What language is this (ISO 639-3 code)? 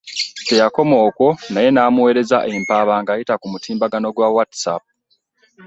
lug